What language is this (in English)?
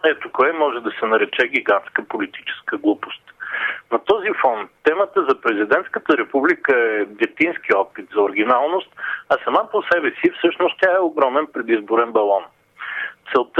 Bulgarian